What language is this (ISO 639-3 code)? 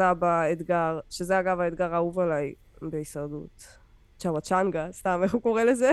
heb